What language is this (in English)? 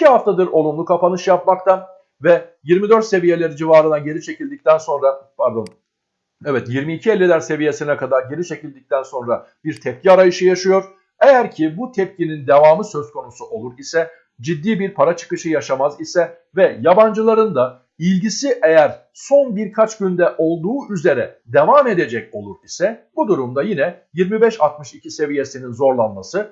Turkish